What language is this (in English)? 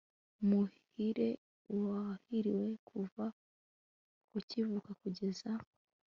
Kinyarwanda